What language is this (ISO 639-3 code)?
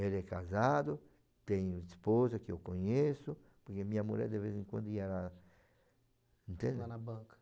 por